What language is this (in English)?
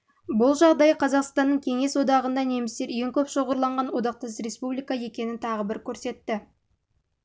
Kazakh